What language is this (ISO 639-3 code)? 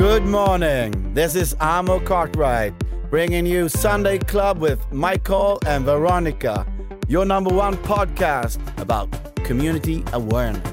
swe